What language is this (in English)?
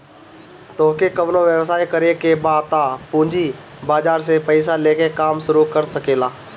Bhojpuri